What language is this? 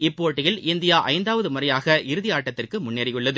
Tamil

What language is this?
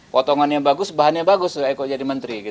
Indonesian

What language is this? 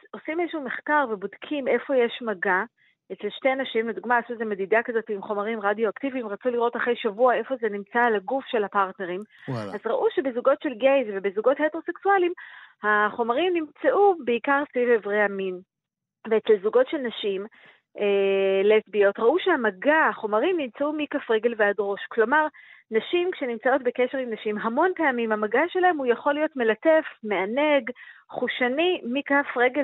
Hebrew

